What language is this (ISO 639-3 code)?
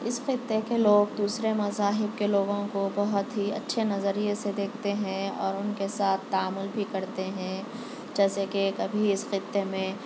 urd